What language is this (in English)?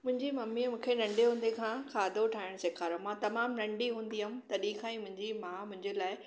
Sindhi